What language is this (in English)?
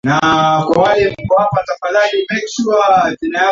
Swahili